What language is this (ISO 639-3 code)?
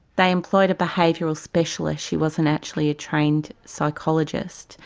eng